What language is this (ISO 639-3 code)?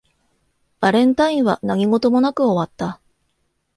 jpn